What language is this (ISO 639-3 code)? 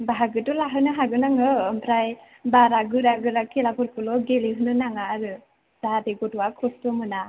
brx